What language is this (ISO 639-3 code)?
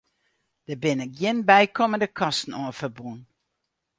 fry